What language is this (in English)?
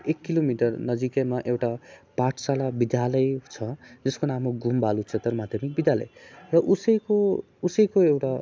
Nepali